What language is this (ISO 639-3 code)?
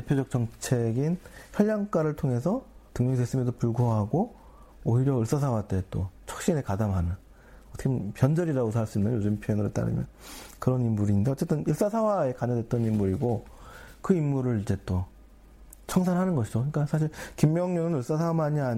kor